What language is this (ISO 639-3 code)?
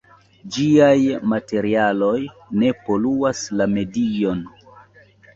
epo